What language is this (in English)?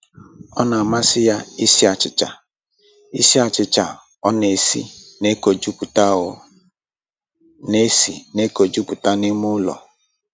Igbo